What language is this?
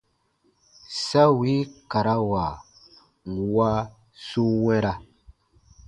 Baatonum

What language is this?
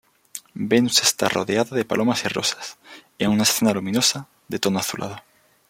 Spanish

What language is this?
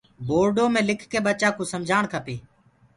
Gurgula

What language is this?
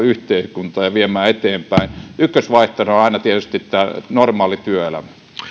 Finnish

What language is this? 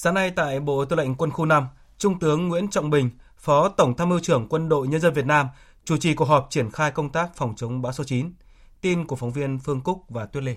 Vietnamese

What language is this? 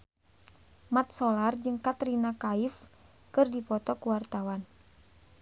Sundanese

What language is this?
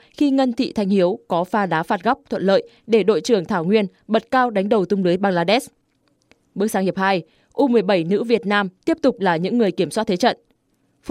Vietnamese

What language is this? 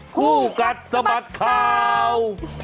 Thai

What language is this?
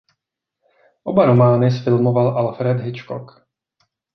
Czech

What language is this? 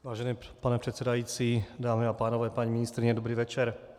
Czech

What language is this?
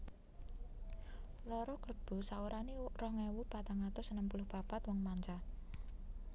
Javanese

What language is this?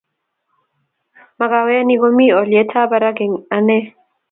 Kalenjin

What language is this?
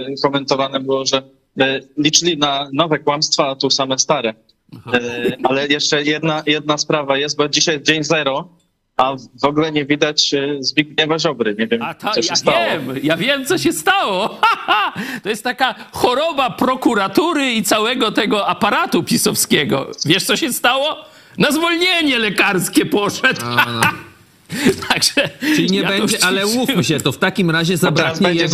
Polish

